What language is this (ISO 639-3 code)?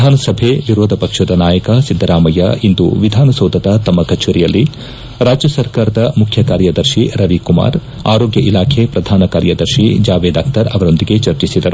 kan